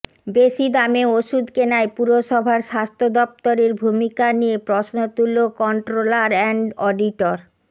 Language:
Bangla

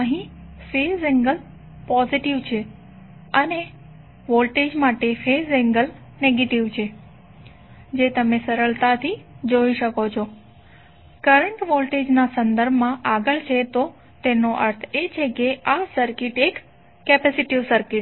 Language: Gujarati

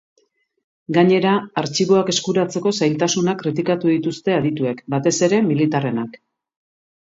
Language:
Basque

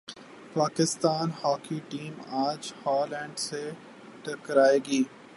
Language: Urdu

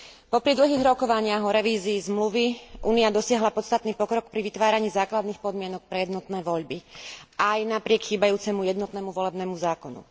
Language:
Slovak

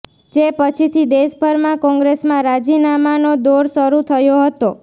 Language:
Gujarati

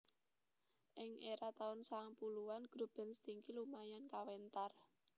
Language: Javanese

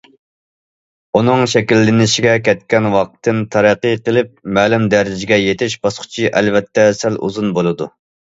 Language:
Uyghur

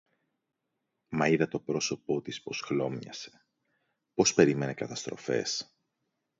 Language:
Greek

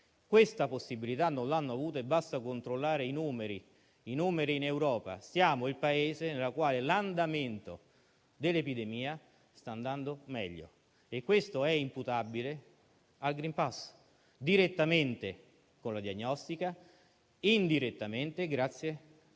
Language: Italian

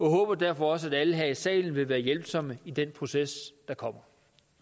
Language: Danish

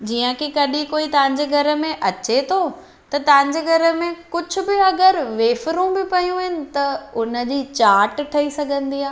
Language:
Sindhi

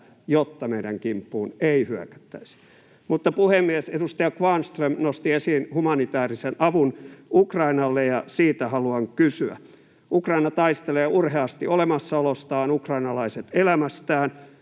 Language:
Finnish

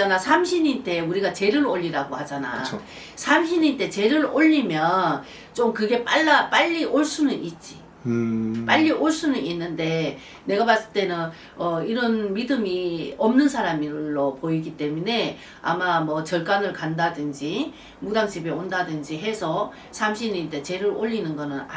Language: Korean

